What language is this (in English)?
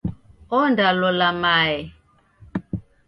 Taita